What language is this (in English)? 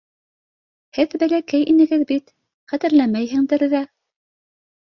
Bashkir